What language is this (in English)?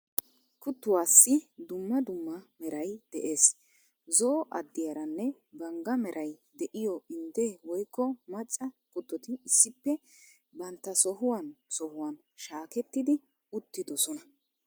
Wolaytta